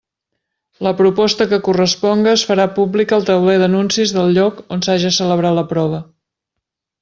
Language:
Catalan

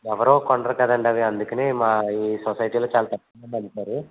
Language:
Telugu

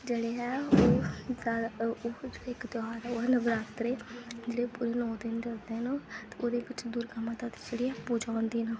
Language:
Dogri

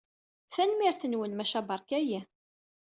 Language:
Kabyle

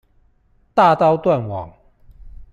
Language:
Chinese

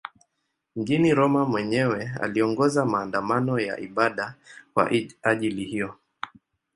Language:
Swahili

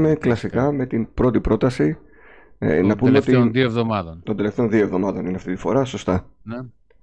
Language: Greek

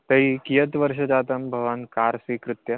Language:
Sanskrit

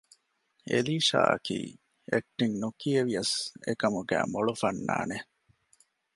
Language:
Divehi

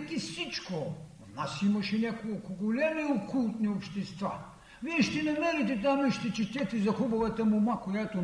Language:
Bulgarian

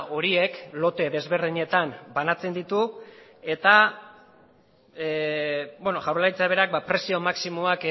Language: Basque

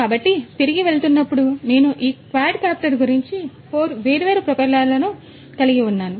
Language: Telugu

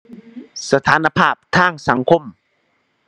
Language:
Thai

